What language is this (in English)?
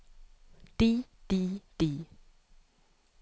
Norwegian